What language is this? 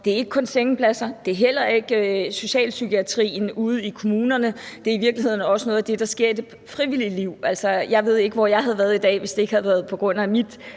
Danish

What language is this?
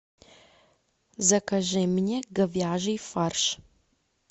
Russian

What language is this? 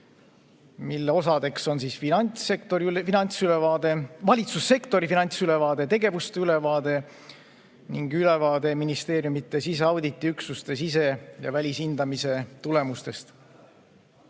Estonian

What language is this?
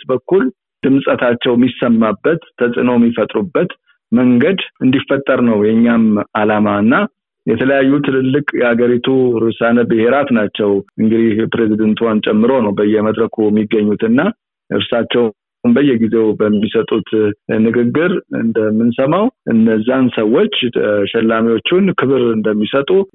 Amharic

